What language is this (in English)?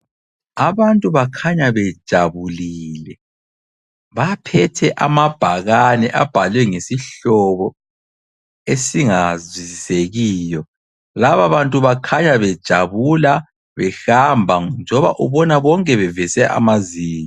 North Ndebele